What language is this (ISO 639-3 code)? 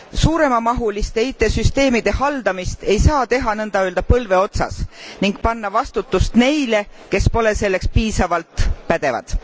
est